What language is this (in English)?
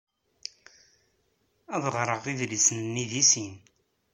Kabyle